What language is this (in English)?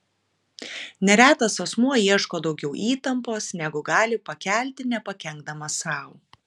Lithuanian